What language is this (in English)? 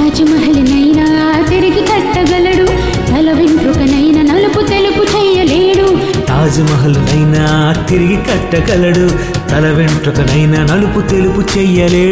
Telugu